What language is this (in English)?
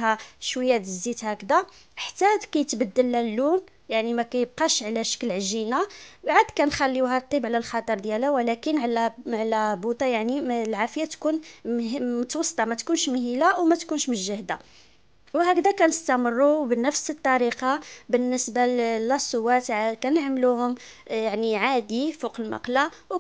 Arabic